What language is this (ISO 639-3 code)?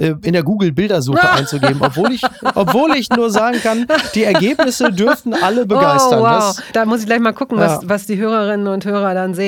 deu